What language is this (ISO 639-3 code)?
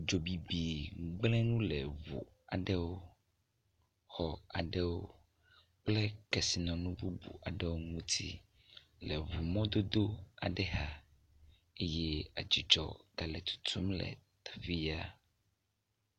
ewe